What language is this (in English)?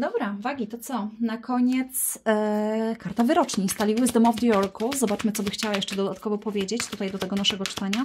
Polish